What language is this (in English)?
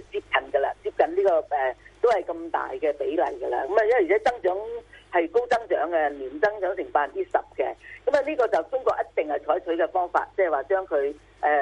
Chinese